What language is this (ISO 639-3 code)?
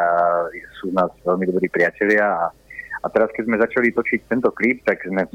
slk